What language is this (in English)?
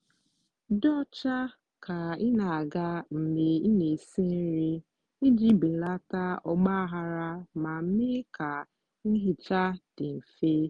Igbo